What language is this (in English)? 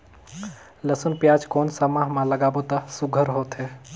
Chhattisgarhi